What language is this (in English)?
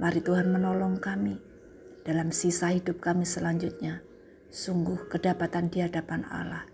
Indonesian